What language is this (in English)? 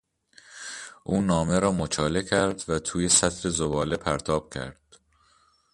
Persian